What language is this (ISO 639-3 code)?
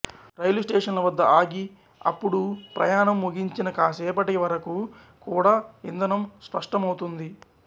tel